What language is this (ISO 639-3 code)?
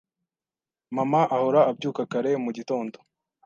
kin